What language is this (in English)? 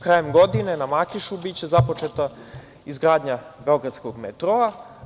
Serbian